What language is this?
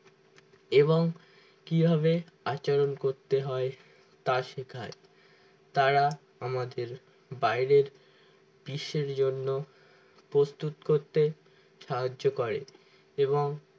Bangla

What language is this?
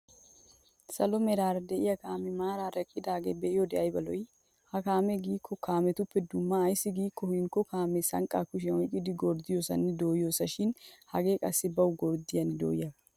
Wolaytta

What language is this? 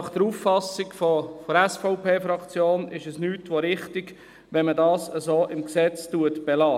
Swiss German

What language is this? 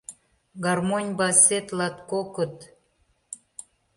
Mari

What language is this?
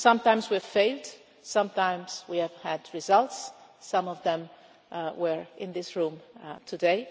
English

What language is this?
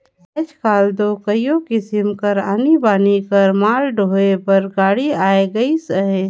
Chhattisgarhi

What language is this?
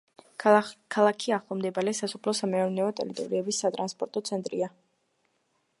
Georgian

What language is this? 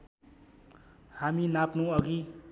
Nepali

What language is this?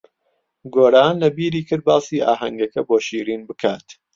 Central Kurdish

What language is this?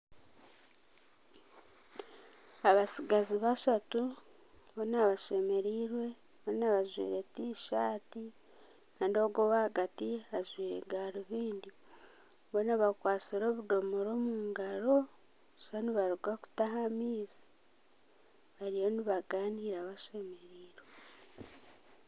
Nyankole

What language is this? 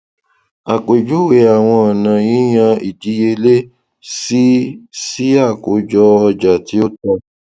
Yoruba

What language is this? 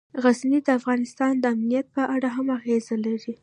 Pashto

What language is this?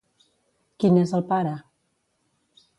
Catalan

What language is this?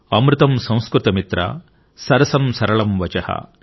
Telugu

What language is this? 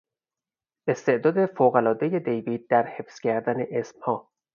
Persian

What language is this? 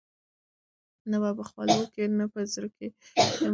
Pashto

